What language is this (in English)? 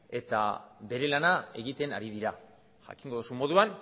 Basque